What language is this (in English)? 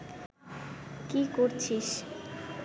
Bangla